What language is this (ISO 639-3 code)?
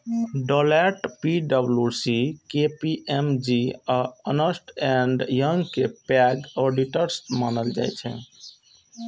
mai